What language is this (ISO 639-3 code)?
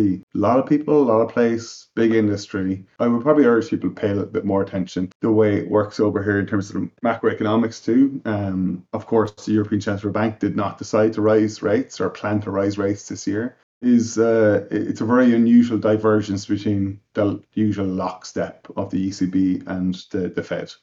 eng